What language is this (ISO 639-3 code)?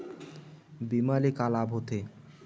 hne